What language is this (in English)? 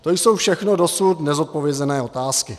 Czech